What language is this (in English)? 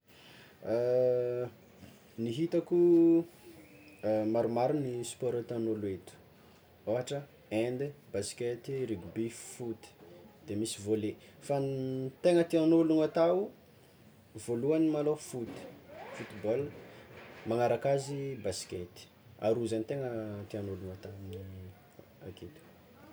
Tsimihety Malagasy